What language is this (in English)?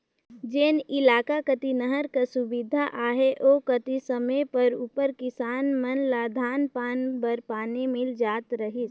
Chhattisgarhi